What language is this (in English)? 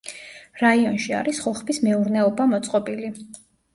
Georgian